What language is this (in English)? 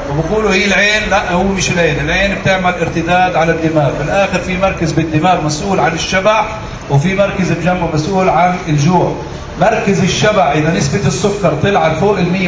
Arabic